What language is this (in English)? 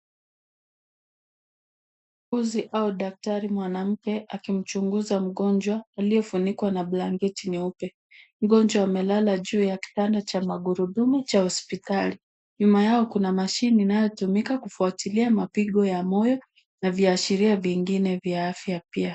Swahili